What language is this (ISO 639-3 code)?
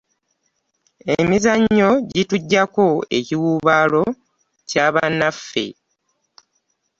lug